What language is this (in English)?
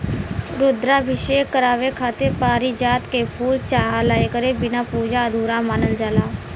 Bhojpuri